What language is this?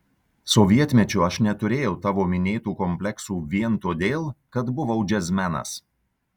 Lithuanian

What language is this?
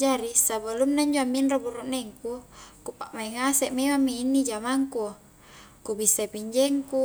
Highland Konjo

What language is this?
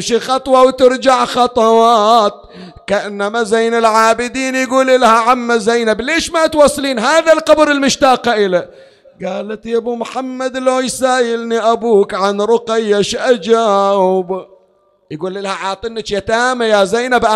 Arabic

